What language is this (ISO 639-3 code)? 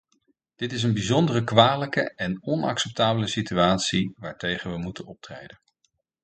nld